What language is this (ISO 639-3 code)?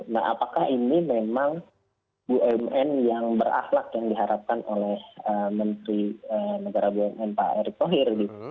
ind